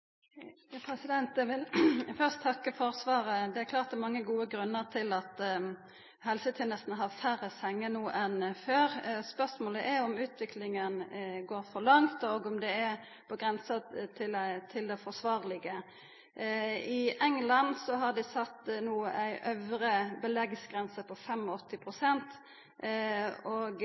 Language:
Norwegian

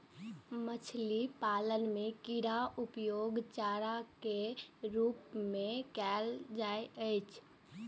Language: Maithili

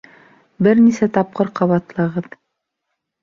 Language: Bashkir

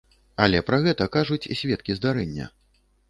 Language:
Belarusian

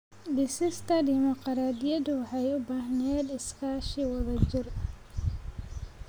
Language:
Somali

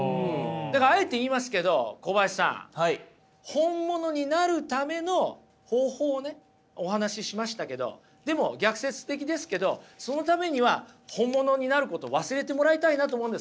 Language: Japanese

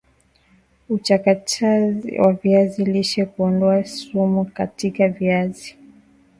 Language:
Swahili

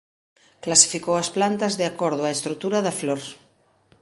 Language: Galician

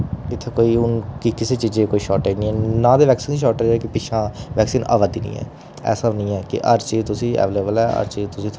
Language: Dogri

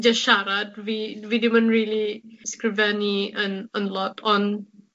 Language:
Welsh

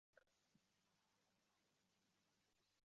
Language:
Uzbek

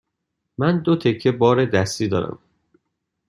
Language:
Persian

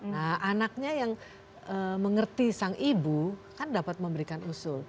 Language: Indonesian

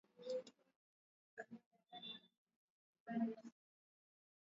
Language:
Swahili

